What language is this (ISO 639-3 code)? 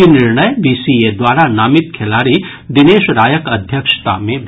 mai